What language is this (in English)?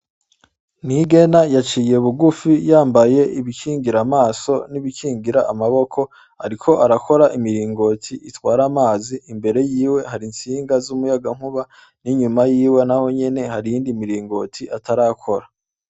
Rundi